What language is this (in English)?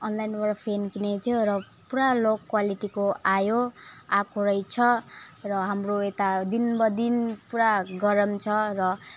Nepali